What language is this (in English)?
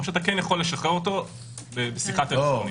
Hebrew